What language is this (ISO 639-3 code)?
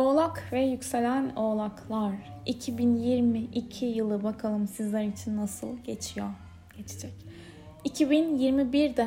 tur